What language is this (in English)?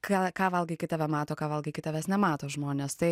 Lithuanian